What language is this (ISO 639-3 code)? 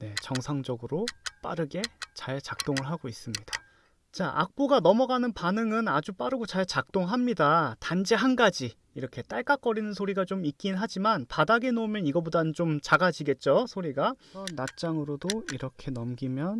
kor